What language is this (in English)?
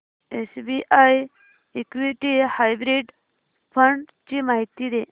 Marathi